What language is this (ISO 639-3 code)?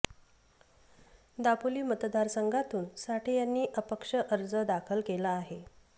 mar